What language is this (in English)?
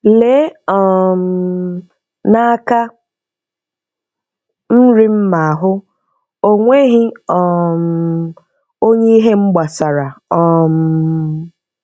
Igbo